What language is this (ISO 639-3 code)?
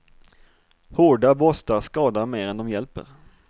swe